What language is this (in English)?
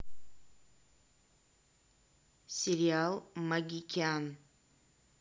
Russian